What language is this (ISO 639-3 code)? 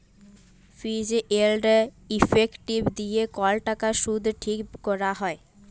ben